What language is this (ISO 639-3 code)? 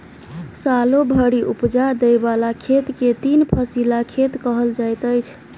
mai